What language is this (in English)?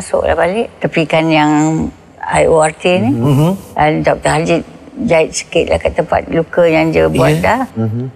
Malay